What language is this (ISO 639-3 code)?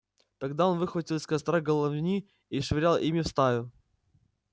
rus